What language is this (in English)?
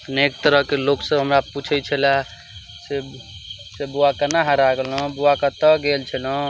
Maithili